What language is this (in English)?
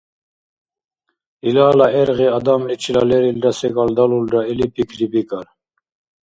Dargwa